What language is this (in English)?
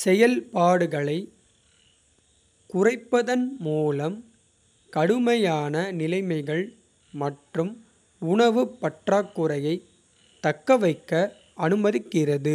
Kota (India)